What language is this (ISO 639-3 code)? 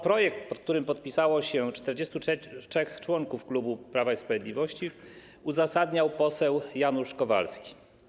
pol